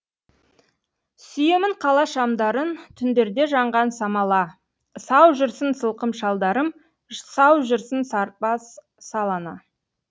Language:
Kazakh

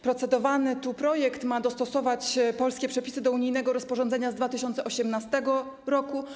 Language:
Polish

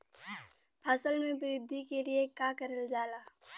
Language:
Bhojpuri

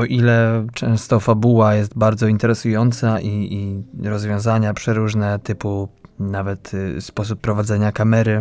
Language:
Polish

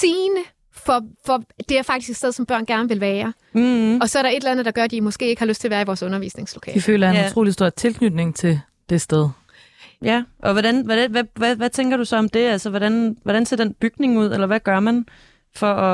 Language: Danish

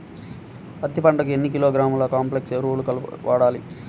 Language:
Telugu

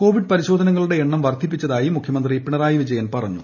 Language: Malayalam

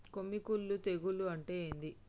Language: Telugu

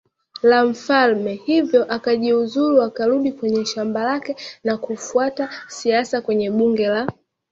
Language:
Swahili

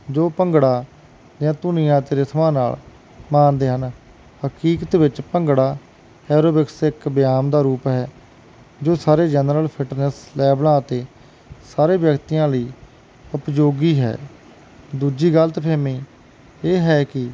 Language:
Punjabi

